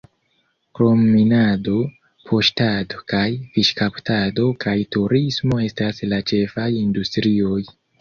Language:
Esperanto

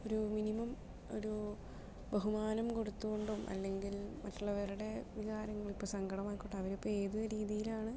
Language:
Malayalam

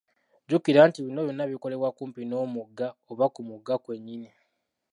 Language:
Ganda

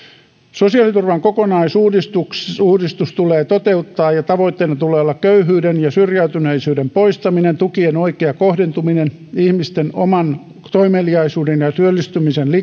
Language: Finnish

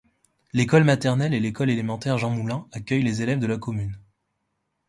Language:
French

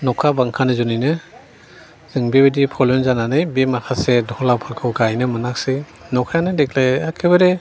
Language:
Bodo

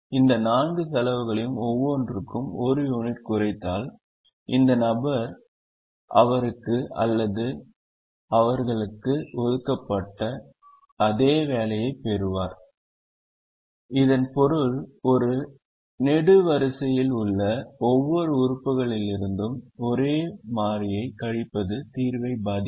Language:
Tamil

